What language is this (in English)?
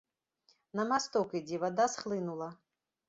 Belarusian